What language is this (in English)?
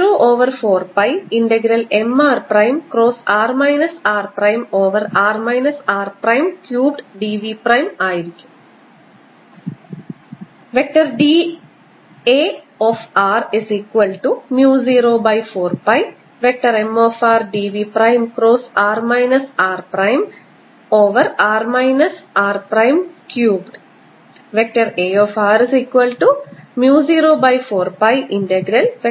Malayalam